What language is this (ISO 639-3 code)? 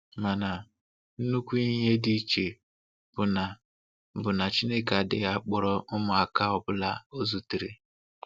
ibo